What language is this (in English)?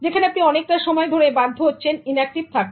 Bangla